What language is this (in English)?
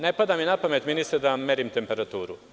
Serbian